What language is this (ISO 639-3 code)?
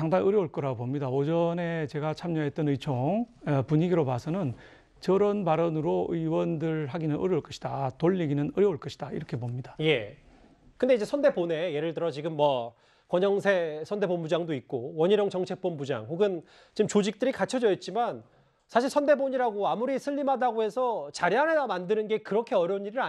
kor